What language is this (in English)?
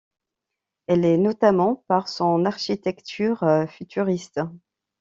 French